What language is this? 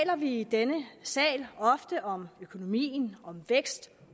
Danish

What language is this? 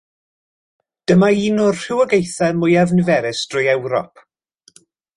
Welsh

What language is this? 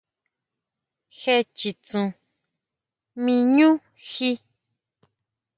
Huautla Mazatec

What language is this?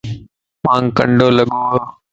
Lasi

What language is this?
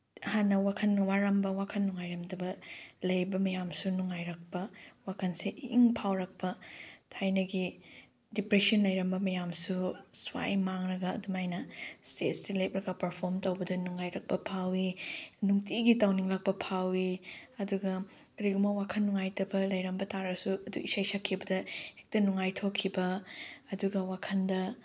Manipuri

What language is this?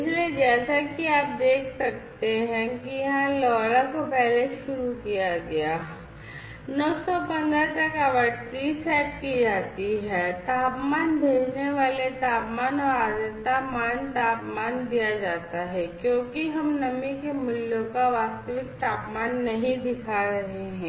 Hindi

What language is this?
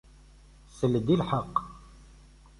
Kabyle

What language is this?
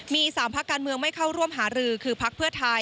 Thai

